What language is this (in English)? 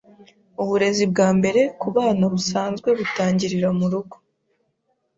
Kinyarwanda